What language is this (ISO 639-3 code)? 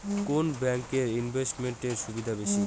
ben